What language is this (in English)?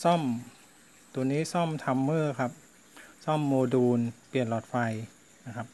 Thai